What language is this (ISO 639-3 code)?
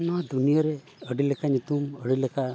sat